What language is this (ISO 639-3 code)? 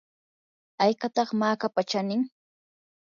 qur